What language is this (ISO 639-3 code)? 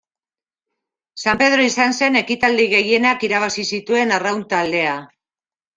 eus